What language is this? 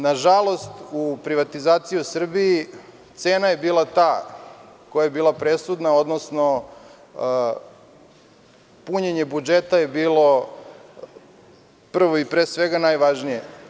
Serbian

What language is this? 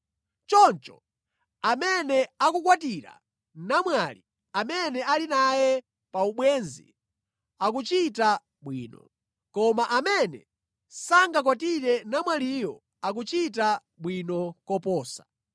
Nyanja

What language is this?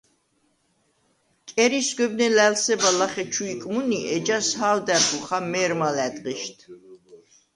Svan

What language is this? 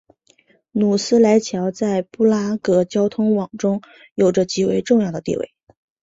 Chinese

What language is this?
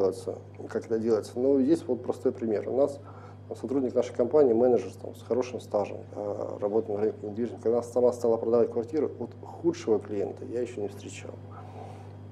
Russian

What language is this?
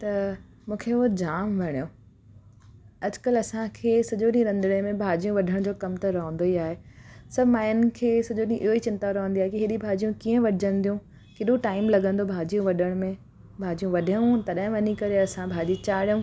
Sindhi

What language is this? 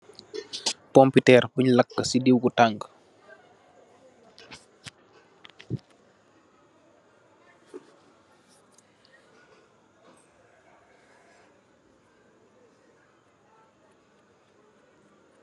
Wolof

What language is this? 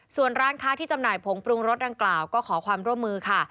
Thai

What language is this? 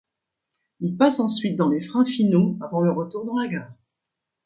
French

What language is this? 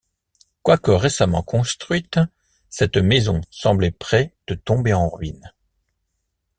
French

